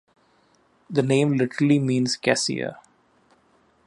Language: English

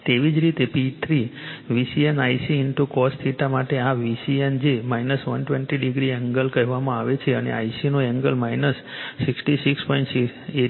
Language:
Gujarati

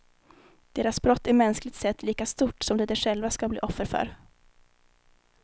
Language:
Swedish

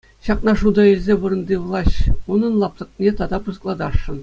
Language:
Chuvash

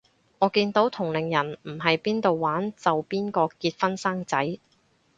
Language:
Cantonese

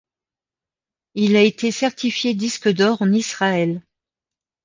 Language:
French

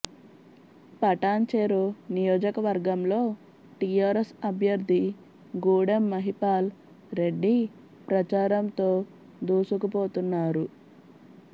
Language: Telugu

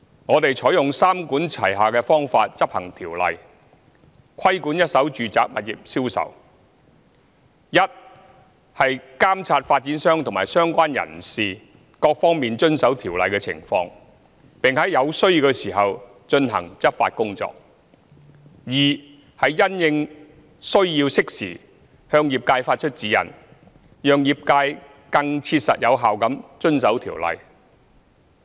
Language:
Cantonese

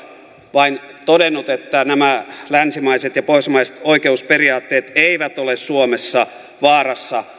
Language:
Finnish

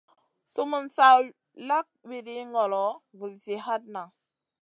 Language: Masana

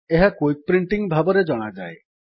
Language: Odia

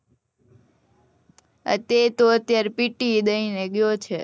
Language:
Gujarati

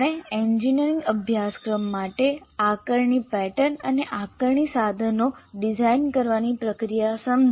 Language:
Gujarati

